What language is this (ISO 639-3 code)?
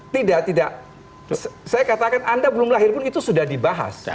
ind